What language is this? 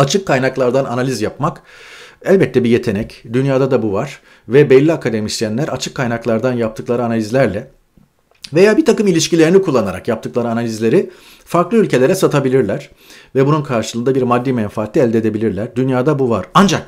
Turkish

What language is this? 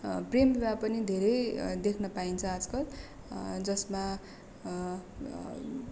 Nepali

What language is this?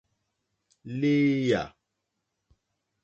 Mokpwe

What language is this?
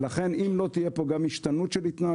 Hebrew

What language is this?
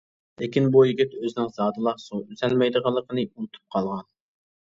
Uyghur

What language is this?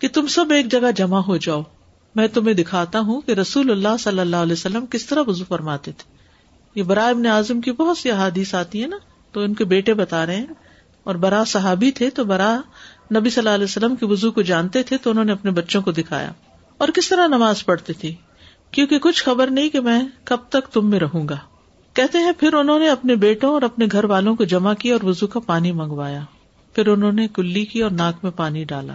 Urdu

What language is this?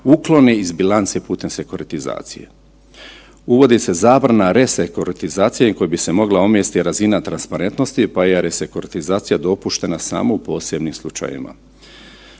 Croatian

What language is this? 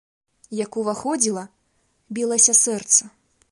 Belarusian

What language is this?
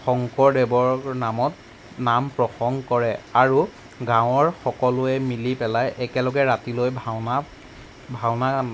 Assamese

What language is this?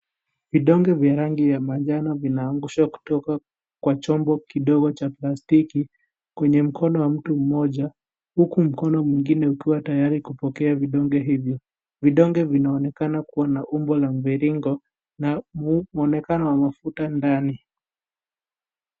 Swahili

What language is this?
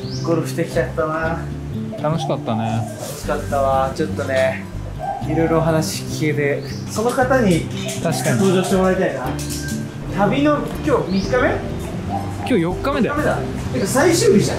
Japanese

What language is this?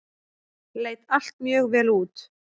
Icelandic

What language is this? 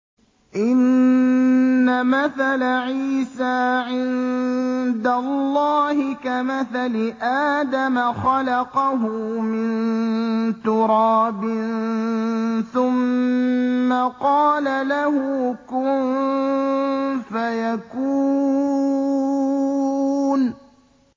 Arabic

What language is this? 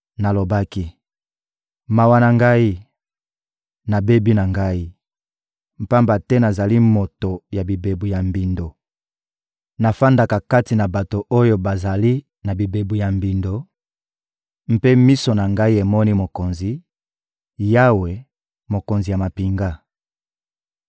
Lingala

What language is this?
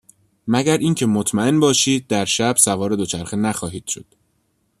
Persian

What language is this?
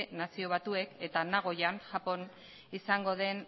Basque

